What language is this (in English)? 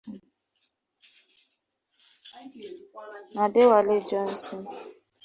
Igbo